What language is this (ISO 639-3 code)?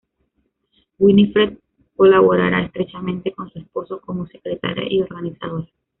spa